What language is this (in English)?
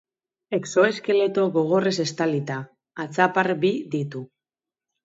Basque